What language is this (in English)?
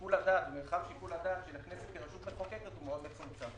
Hebrew